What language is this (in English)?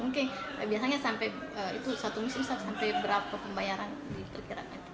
Indonesian